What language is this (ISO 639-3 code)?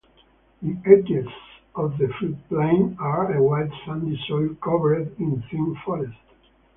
eng